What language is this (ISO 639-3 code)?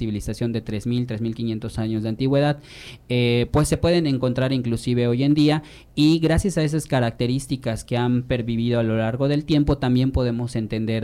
spa